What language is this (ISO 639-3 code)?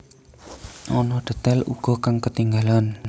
jav